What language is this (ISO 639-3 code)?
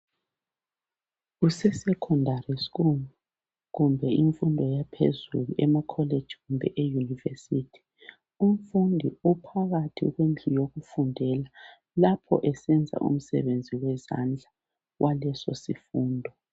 nde